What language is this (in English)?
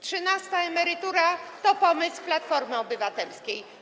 Polish